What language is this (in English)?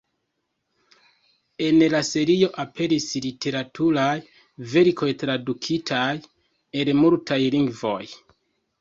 Esperanto